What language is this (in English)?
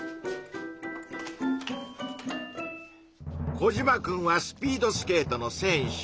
Japanese